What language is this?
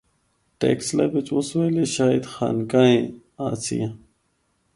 Northern Hindko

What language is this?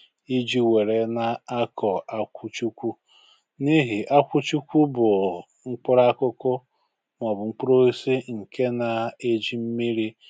Igbo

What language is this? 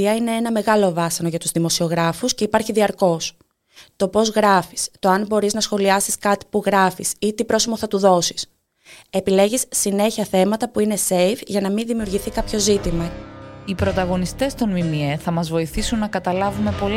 Greek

